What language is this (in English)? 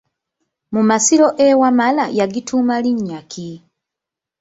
Ganda